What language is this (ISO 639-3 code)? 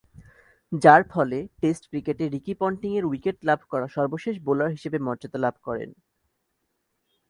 ben